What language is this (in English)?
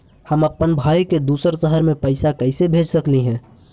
Magahi